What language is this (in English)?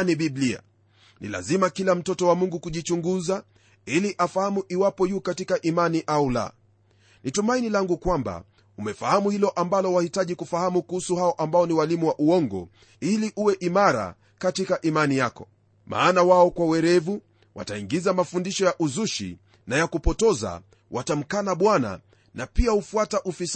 Swahili